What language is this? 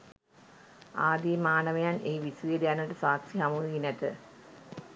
Sinhala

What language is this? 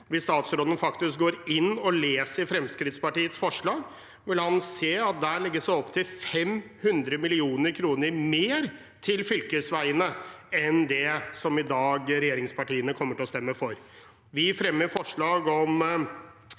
Norwegian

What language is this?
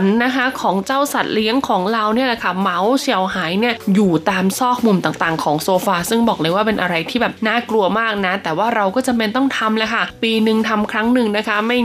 Thai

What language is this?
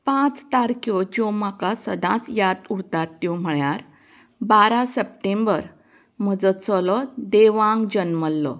Konkani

